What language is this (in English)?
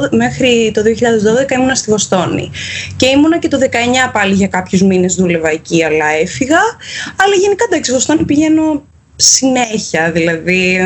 Greek